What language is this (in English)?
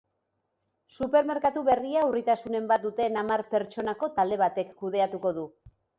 Basque